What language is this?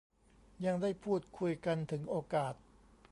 Thai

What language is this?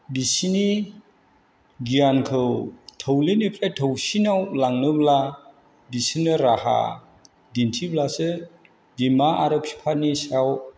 Bodo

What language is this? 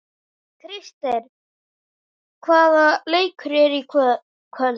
Icelandic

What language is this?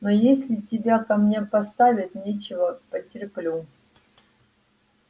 Russian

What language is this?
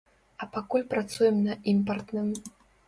Belarusian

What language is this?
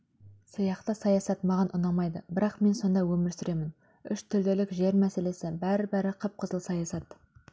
Kazakh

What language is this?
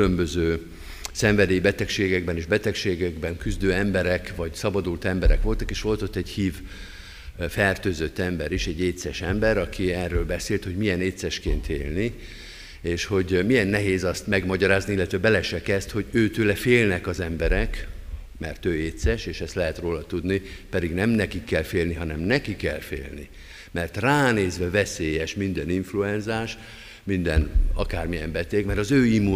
Hungarian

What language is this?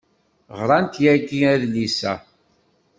Kabyle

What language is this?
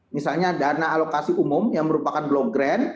Indonesian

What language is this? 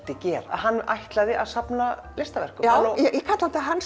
Icelandic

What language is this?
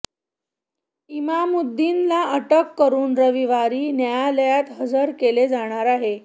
Marathi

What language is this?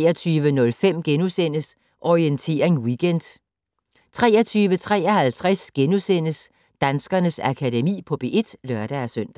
Danish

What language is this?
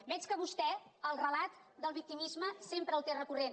Catalan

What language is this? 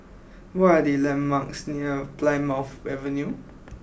English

